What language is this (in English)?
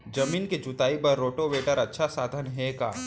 Chhattisgarhi